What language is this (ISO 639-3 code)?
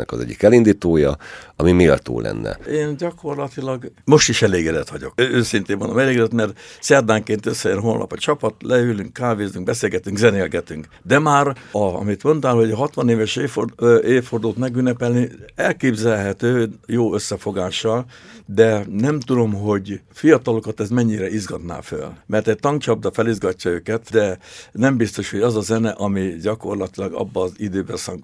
hun